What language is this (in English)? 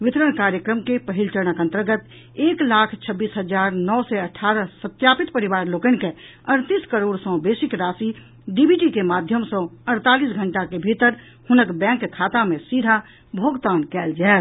Maithili